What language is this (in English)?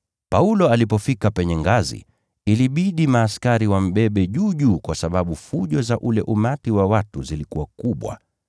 Swahili